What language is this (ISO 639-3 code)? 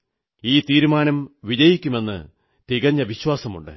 mal